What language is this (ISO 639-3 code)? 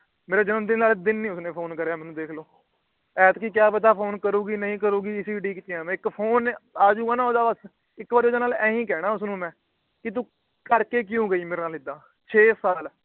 pan